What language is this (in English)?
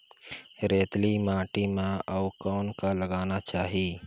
Chhattisgarhi